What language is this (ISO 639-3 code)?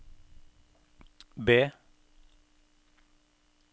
nor